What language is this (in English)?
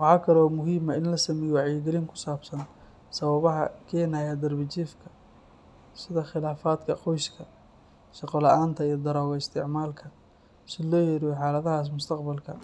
Somali